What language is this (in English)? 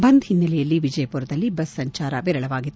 Kannada